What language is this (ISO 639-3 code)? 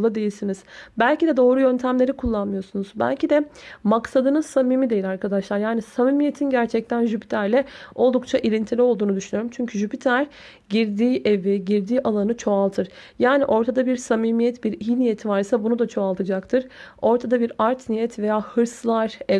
tur